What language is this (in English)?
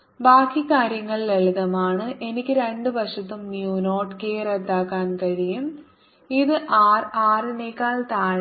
Malayalam